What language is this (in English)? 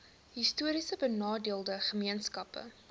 Afrikaans